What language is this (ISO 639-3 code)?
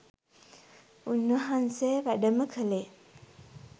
sin